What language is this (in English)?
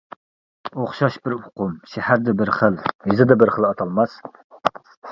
Uyghur